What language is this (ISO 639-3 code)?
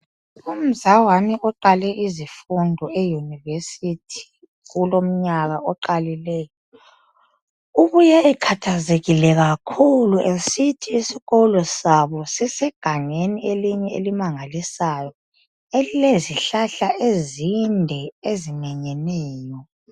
nde